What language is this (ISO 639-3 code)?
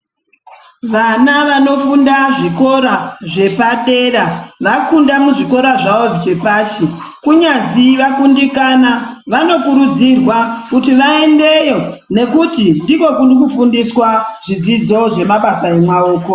ndc